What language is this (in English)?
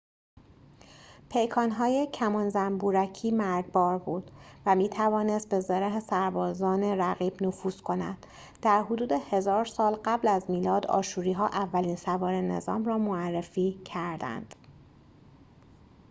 Persian